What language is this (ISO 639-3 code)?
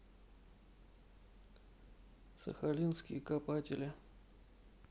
rus